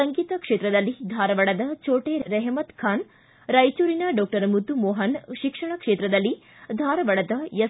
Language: Kannada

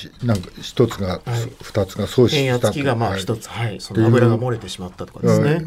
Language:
Japanese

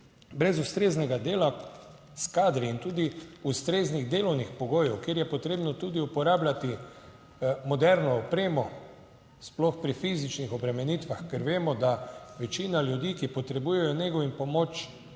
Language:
Slovenian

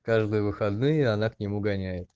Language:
Russian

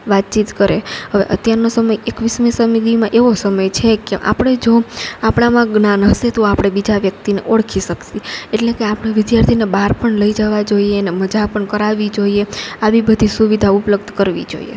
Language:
Gujarati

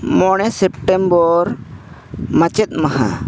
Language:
Santali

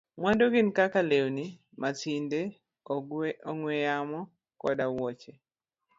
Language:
Luo (Kenya and Tanzania)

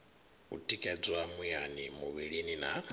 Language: Venda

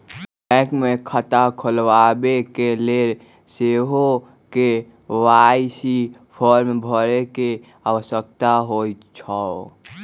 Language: Magahi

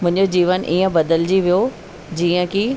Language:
Sindhi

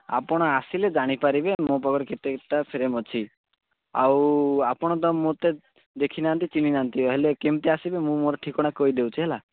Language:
Odia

